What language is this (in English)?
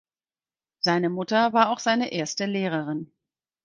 German